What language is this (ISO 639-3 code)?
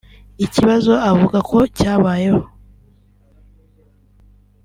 kin